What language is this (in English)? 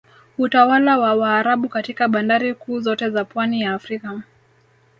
Swahili